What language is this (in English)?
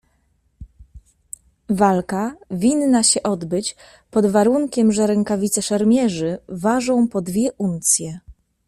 Polish